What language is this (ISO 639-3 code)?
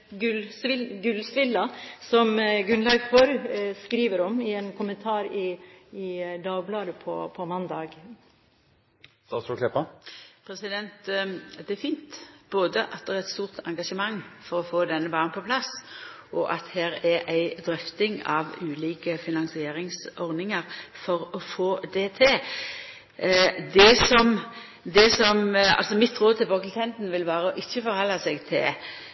nor